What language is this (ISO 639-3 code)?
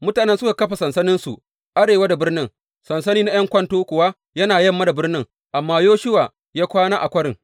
hau